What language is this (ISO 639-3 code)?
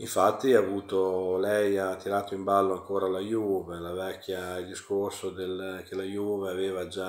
ita